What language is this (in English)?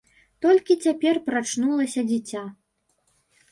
Belarusian